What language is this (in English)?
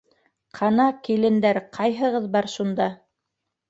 Bashkir